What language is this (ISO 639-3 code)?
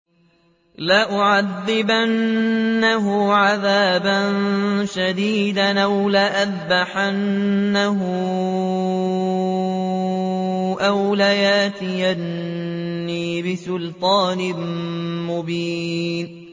ara